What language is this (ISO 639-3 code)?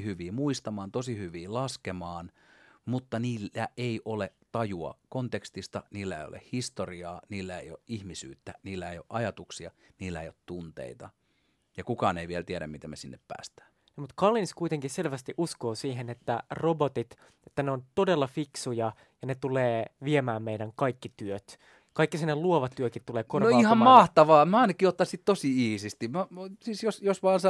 fin